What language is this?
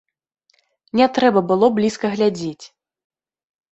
Belarusian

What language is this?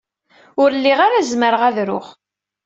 Kabyle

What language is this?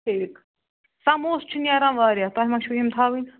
Kashmiri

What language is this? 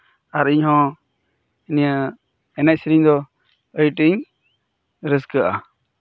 Santali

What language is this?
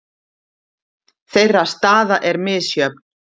Icelandic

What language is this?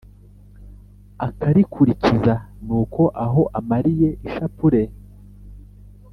Kinyarwanda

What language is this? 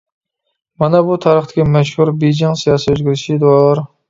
Uyghur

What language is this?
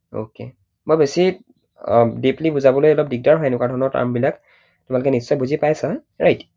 Assamese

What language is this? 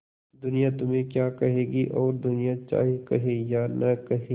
Hindi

